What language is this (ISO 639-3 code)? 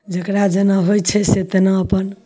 mai